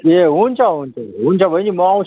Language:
Nepali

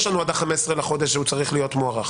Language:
Hebrew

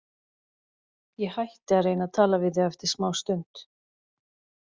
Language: Icelandic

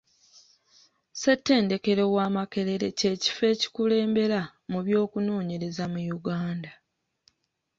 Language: Ganda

